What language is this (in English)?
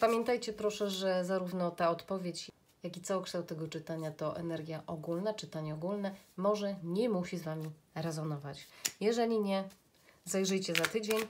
Polish